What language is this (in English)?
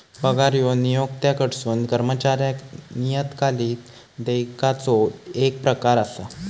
Marathi